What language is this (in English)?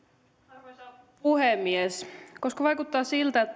Finnish